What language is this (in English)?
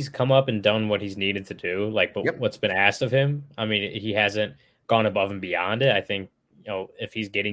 English